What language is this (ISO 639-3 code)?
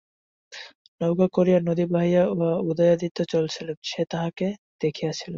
ben